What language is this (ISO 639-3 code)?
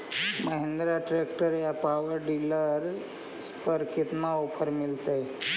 mag